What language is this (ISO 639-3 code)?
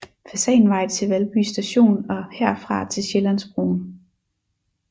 dan